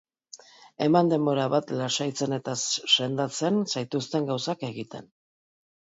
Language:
Basque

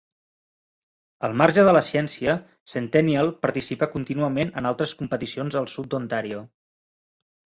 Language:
Catalan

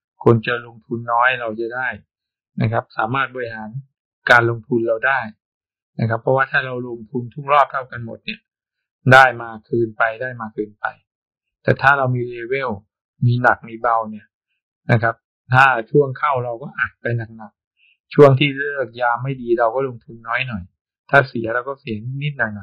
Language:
Thai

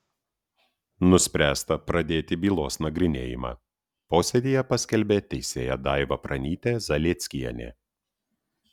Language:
Lithuanian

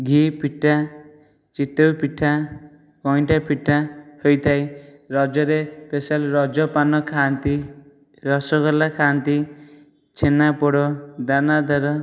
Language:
Odia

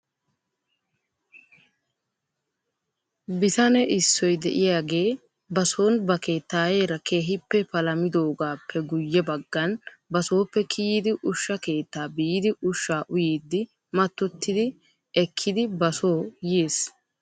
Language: Wolaytta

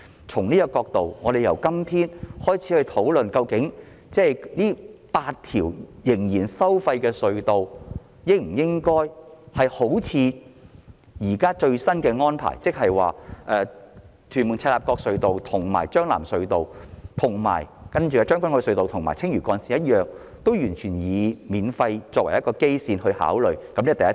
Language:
Cantonese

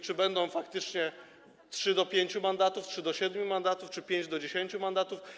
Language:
Polish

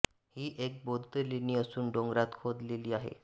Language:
Marathi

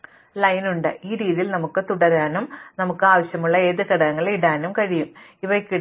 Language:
Malayalam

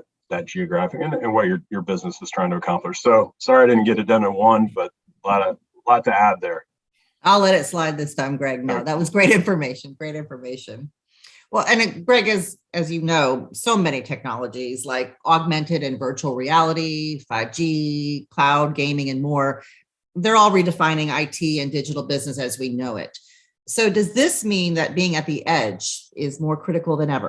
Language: English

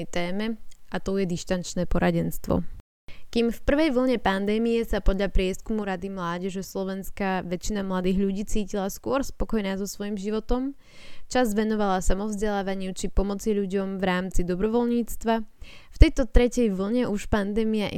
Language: Slovak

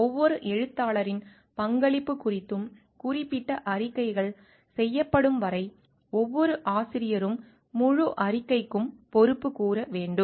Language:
Tamil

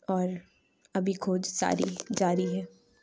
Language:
Urdu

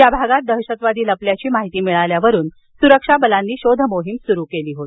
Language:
Marathi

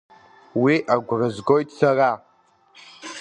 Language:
Abkhazian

